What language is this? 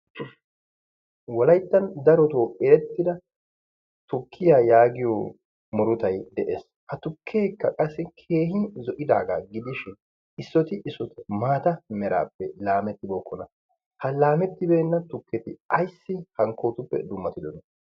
Wolaytta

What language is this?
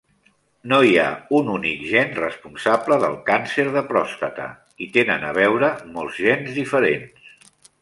Catalan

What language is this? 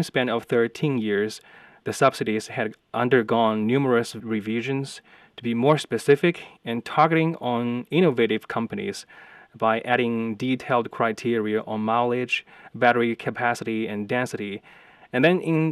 English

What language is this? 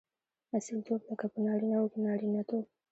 Pashto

